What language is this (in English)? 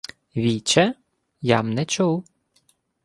Ukrainian